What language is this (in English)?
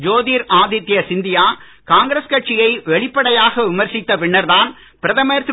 Tamil